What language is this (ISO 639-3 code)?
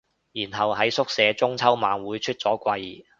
yue